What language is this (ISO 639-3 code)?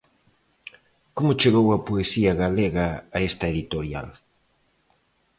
glg